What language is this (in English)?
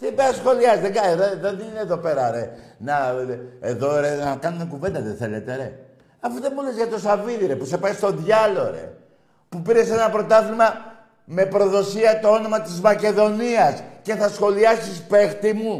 Greek